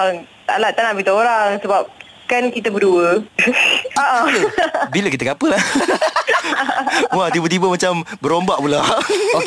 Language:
Malay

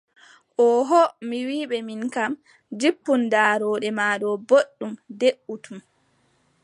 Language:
Adamawa Fulfulde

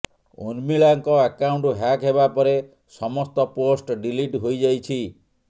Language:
Odia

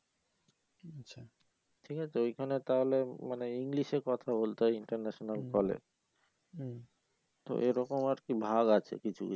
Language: Bangla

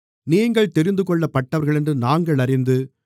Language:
Tamil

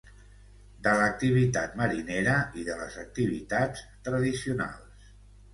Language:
Catalan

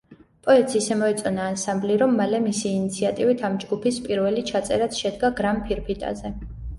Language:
Georgian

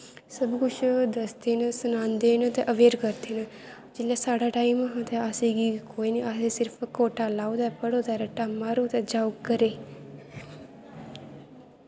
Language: Dogri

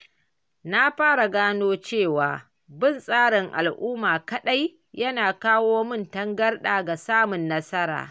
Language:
Hausa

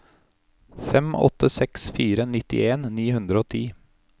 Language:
Norwegian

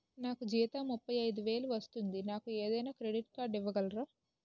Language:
Telugu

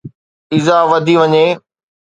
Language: Sindhi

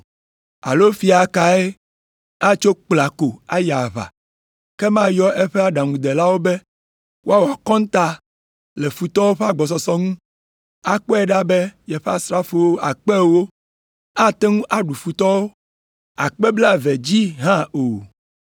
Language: Ewe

